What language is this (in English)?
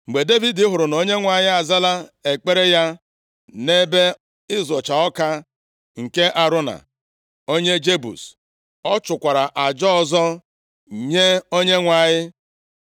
Igbo